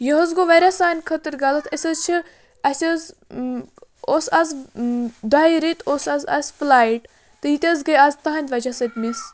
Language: Kashmiri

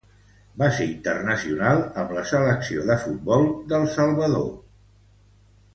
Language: Catalan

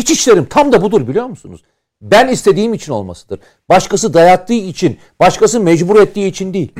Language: Turkish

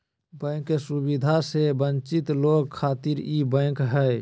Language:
Magahi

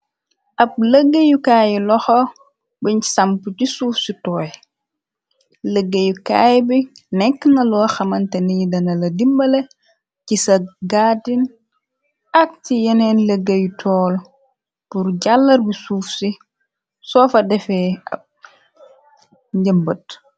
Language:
Wolof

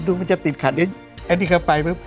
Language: Thai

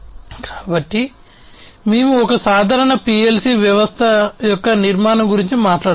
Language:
Telugu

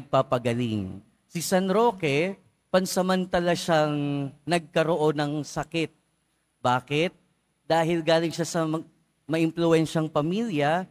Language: Filipino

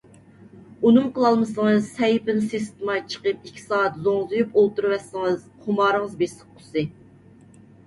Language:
Uyghur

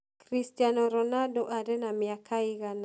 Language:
Kikuyu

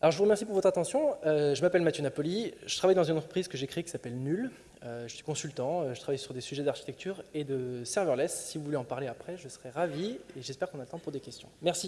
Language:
French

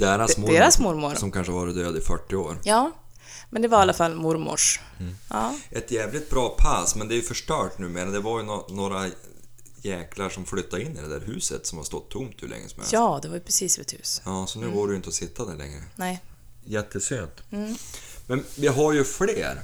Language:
Swedish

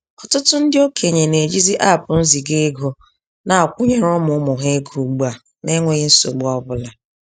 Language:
Igbo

